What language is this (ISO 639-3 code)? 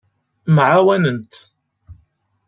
kab